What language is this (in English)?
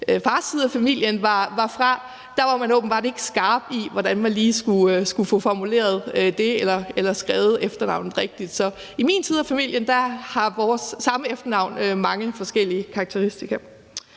Danish